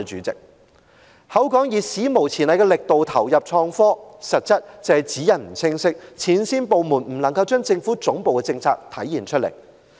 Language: Cantonese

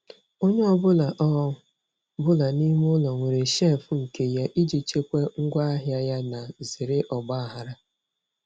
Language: Igbo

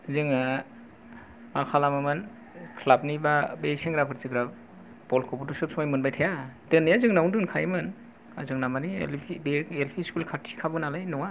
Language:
Bodo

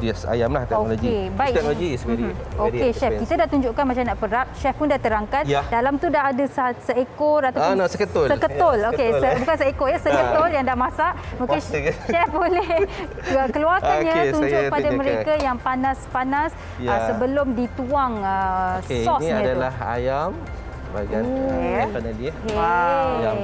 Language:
Malay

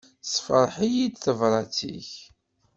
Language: Kabyle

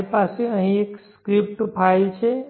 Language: Gujarati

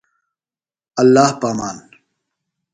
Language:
Phalura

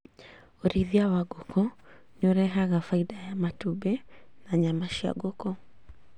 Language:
Kikuyu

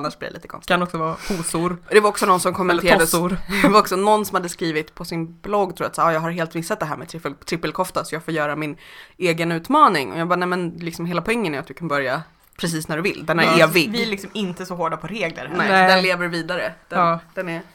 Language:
Swedish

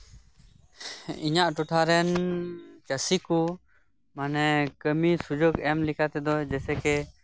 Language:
Santali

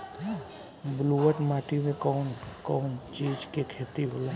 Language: Bhojpuri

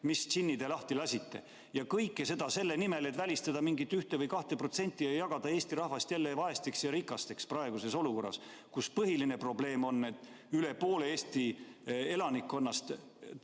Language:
Estonian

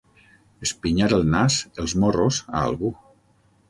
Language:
Catalan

